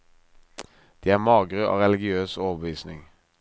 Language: Norwegian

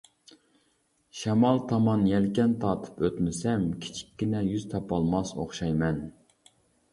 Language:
Uyghur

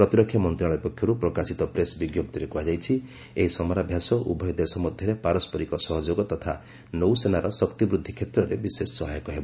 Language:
Odia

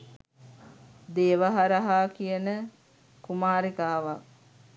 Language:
Sinhala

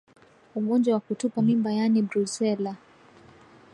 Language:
Swahili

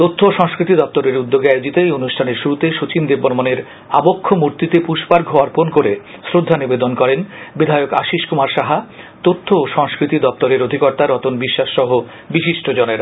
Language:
Bangla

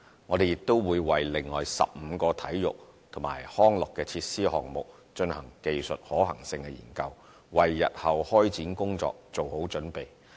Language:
Cantonese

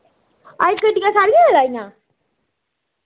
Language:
Dogri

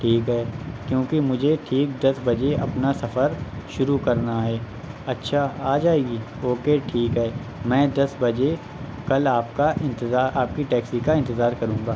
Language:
Urdu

